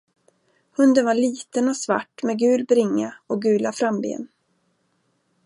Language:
Swedish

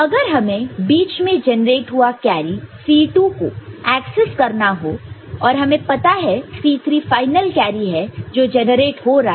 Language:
Hindi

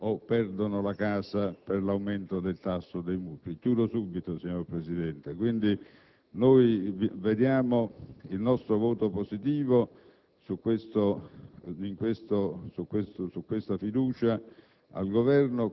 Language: Italian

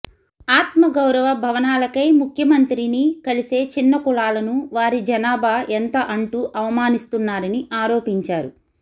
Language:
Telugu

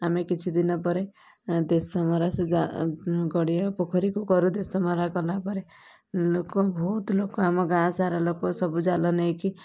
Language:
Odia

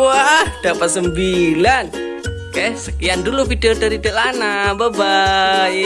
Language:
Indonesian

